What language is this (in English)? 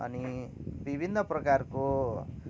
Nepali